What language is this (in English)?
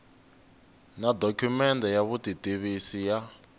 Tsonga